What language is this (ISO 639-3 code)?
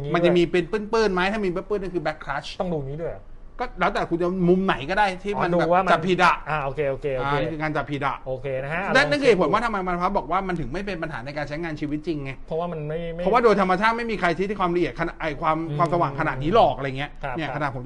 tha